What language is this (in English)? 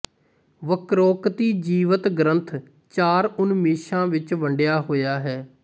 Punjabi